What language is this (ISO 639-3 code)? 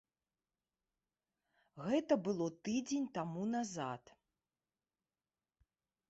bel